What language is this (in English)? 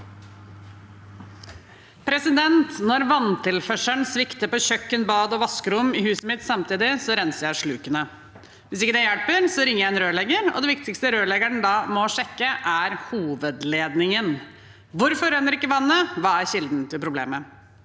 Norwegian